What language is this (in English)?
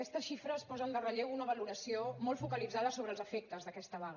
Catalan